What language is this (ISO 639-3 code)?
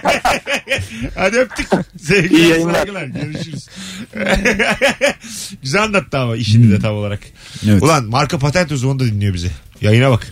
tur